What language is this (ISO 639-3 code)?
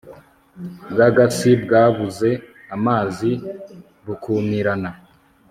kin